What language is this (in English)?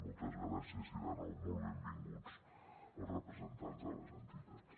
Catalan